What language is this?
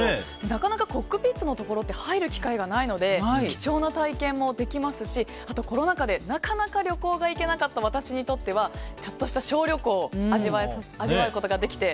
Japanese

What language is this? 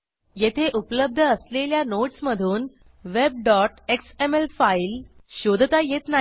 Marathi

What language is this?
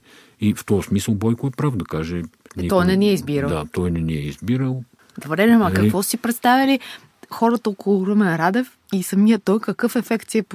Bulgarian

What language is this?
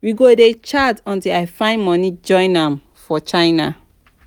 Nigerian Pidgin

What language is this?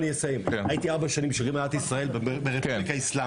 Hebrew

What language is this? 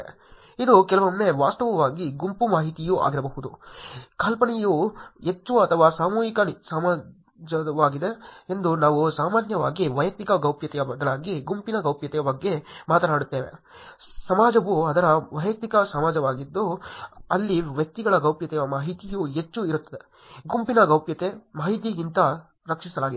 Kannada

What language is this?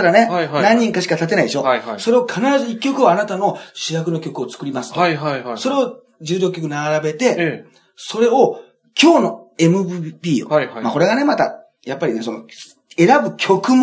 Japanese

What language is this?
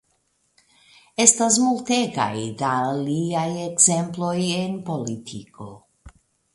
Esperanto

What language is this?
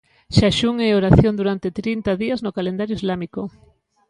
Galician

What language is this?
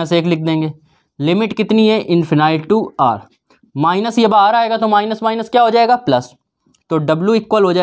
Hindi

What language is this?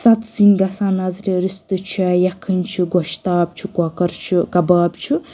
Kashmiri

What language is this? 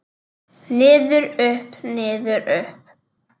Icelandic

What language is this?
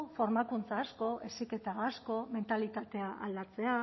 Basque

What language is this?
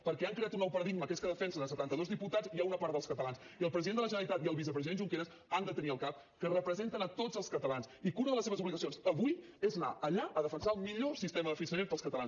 Catalan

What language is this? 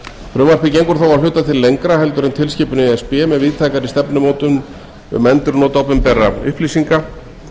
Icelandic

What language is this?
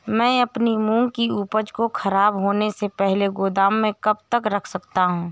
Hindi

